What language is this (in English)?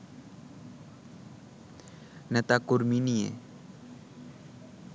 Bangla